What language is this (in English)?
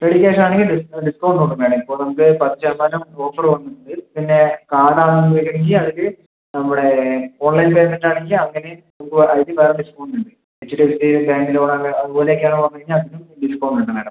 Malayalam